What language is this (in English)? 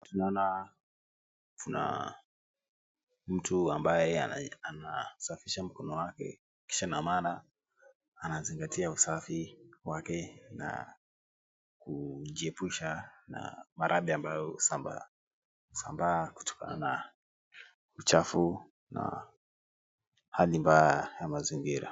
Swahili